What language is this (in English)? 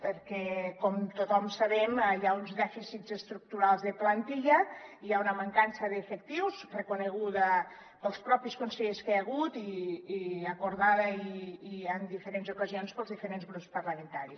Catalan